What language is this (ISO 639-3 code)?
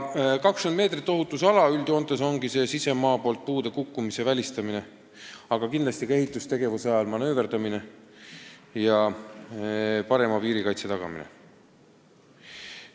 est